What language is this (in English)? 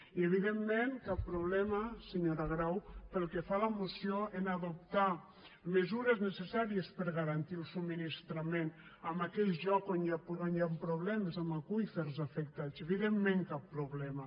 Catalan